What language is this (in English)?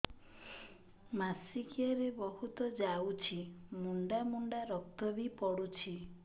Odia